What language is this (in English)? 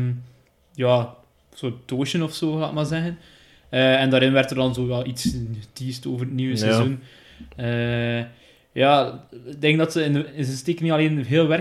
Dutch